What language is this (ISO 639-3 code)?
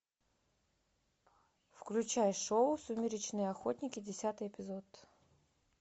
rus